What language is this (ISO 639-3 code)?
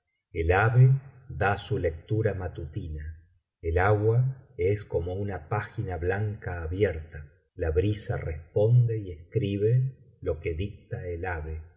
spa